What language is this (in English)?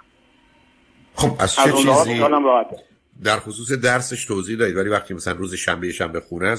Persian